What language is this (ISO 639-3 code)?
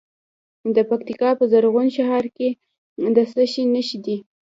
pus